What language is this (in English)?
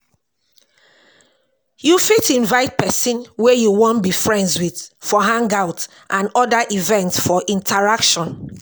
Nigerian Pidgin